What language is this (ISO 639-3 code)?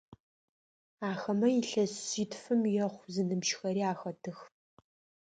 ady